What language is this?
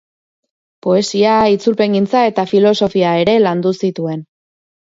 Basque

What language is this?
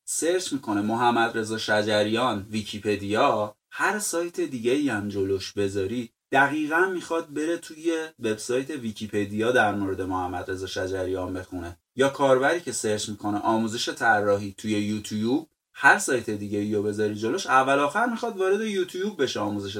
Persian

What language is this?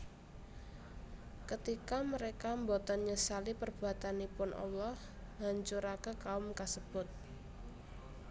Javanese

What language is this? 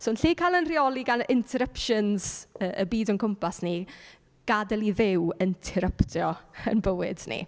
Welsh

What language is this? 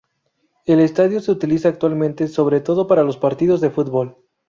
Spanish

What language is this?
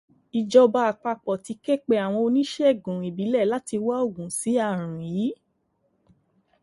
Yoruba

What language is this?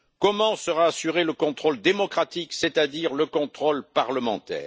French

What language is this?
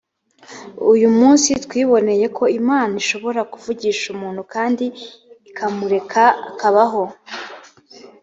Kinyarwanda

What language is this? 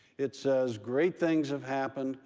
English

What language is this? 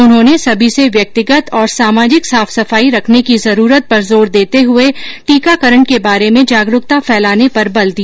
Hindi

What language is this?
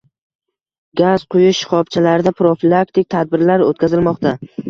Uzbek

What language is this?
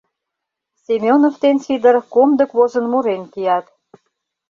Mari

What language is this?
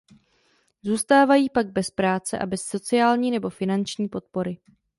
Czech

